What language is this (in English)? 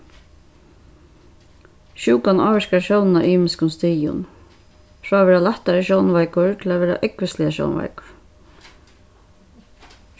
Faroese